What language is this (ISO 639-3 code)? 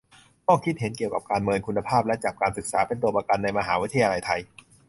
tha